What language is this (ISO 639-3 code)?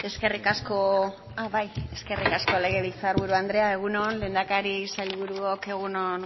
eus